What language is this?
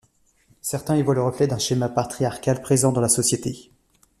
French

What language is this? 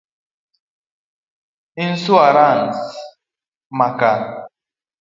Luo (Kenya and Tanzania)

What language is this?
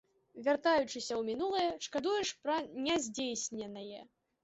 Belarusian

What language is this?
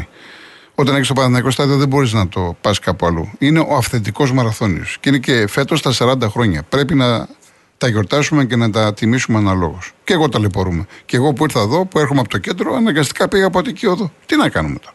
Greek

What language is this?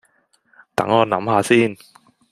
Cantonese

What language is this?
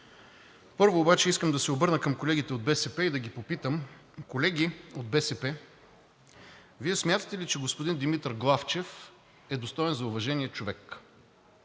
Bulgarian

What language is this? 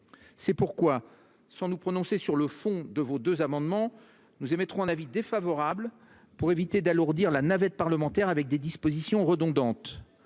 French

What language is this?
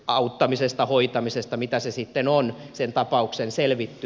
Finnish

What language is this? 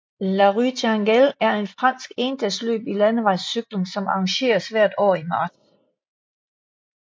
Danish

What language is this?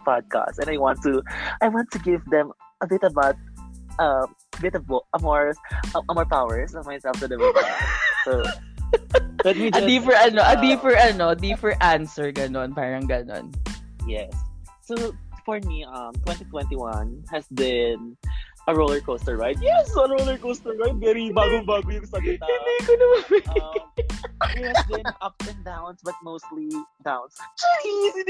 Filipino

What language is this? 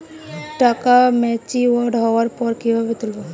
Bangla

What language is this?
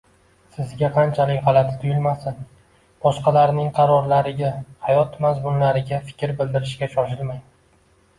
Uzbek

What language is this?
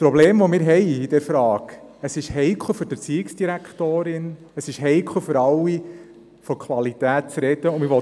Swiss German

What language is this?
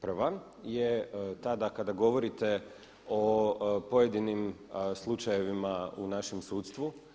Croatian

